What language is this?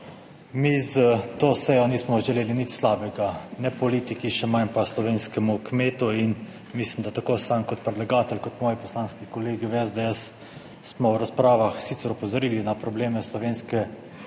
Slovenian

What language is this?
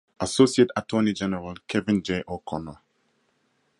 English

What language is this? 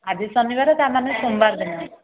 Odia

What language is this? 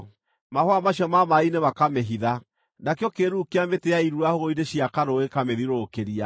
Kikuyu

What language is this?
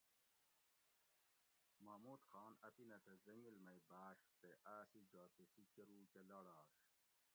Gawri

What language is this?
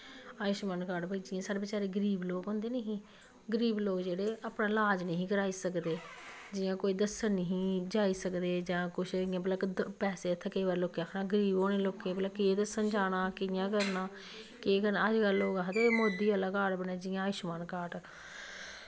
Dogri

